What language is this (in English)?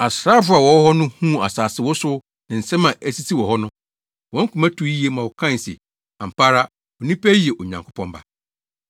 Akan